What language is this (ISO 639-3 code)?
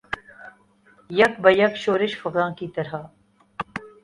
urd